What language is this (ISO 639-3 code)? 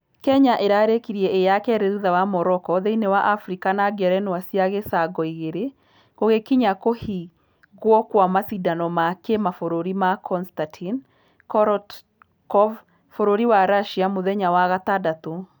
kik